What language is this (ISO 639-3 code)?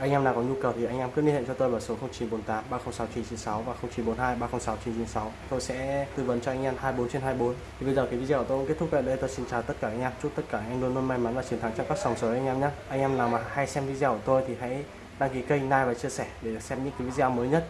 vie